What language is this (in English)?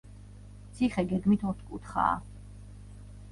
Georgian